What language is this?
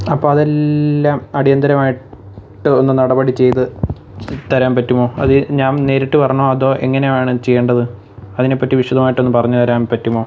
Malayalam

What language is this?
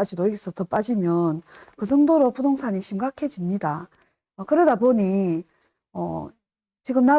Korean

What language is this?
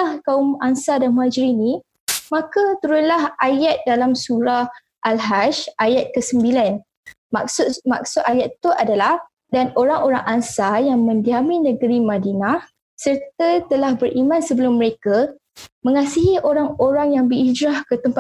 Malay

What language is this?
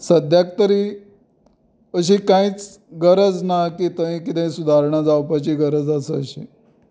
Konkani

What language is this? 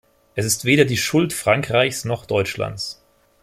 German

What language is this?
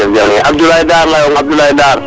Serer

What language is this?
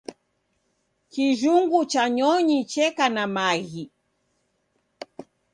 Taita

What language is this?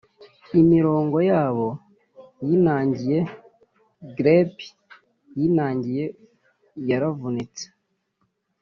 Kinyarwanda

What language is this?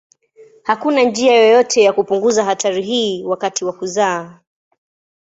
Swahili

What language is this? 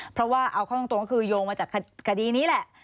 Thai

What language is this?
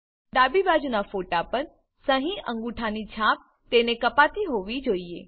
Gujarati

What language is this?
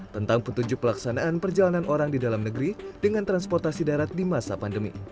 Indonesian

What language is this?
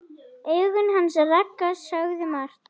Icelandic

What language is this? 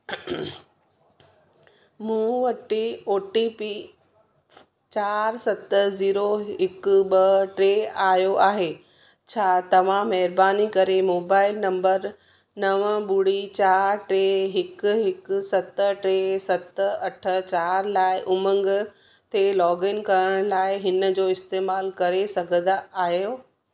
Sindhi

